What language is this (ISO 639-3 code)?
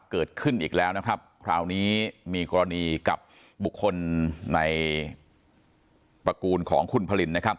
tha